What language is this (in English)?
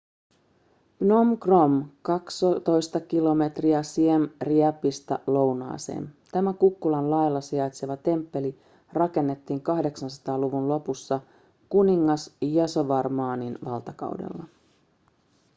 Finnish